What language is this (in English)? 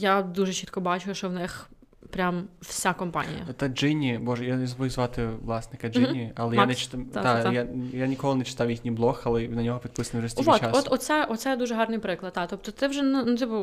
Ukrainian